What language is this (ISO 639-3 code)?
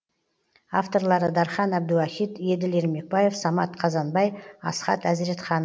kaz